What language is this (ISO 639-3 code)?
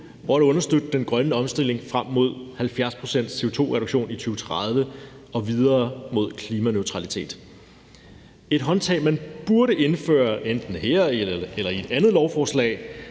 dan